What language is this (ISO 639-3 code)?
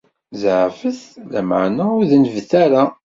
kab